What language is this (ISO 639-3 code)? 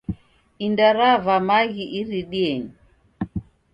dav